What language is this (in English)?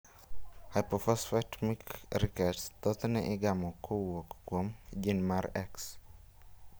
Luo (Kenya and Tanzania)